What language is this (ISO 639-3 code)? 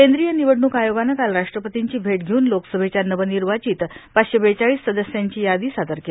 mar